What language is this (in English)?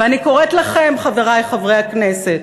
Hebrew